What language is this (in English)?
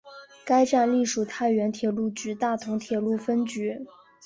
Chinese